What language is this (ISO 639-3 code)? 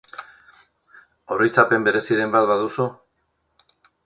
eus